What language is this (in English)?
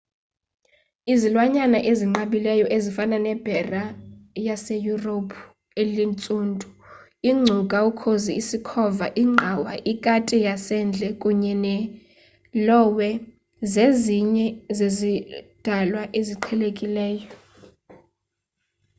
Xhosa